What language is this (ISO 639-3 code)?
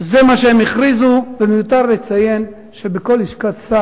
heb